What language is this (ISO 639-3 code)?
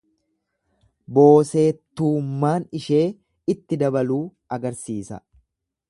orm